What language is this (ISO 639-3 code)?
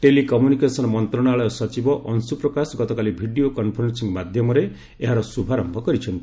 ori